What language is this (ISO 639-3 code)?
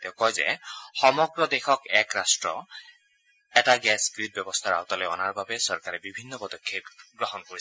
asm